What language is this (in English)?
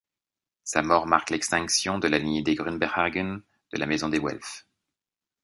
French